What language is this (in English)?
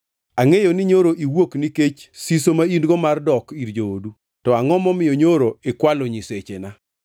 Luo (Kenya and Tanzania)